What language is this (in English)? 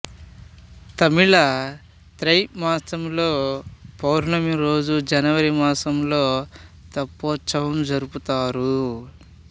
Telugu